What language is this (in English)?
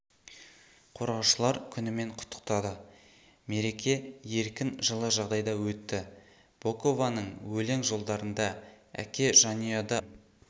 Kazakh